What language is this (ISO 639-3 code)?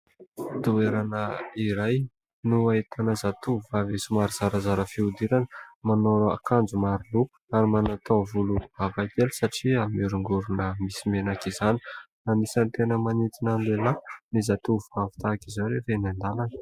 mlg